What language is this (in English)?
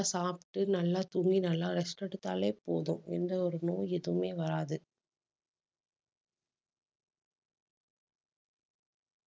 Tamil